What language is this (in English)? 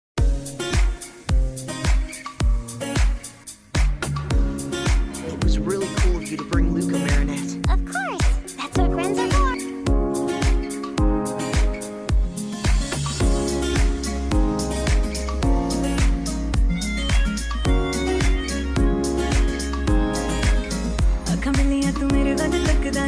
Turkish